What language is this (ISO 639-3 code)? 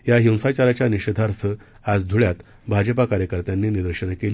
mar